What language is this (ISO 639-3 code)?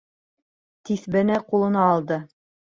bak